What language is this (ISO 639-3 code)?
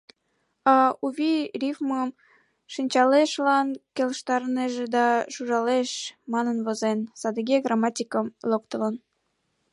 chm